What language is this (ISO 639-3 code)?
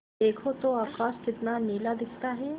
hin